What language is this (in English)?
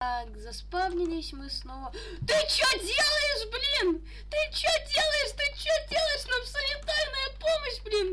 Russian